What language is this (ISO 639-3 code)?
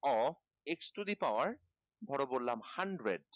ben